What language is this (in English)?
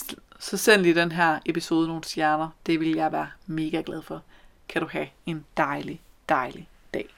Danish